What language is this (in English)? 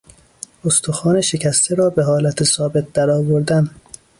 Persian